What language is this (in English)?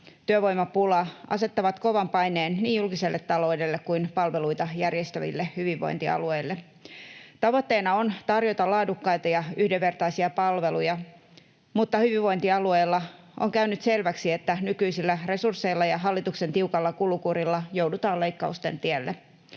Finnish